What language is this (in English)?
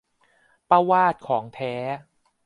Thai